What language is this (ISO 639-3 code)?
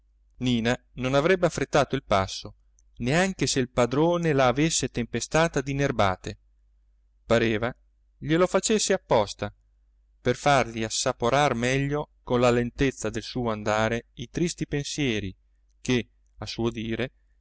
ita